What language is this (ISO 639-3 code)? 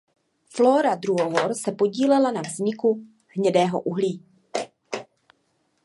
ces